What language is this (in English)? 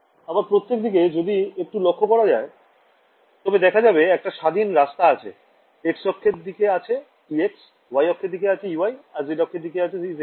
Bangla